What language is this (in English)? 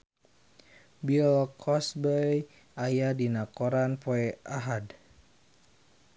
Sundanese